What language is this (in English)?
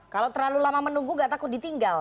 Indonesian